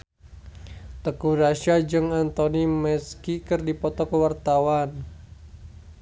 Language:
Sundanese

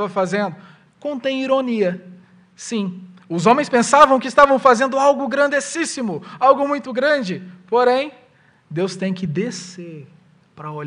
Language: Portuguese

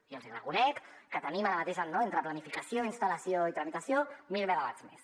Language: Catalan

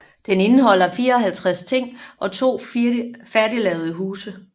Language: Danish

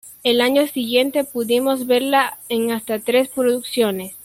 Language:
Spanish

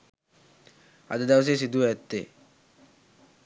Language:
Sinhala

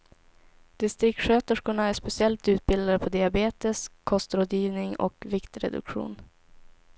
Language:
Swedish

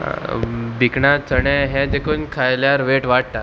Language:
Konkani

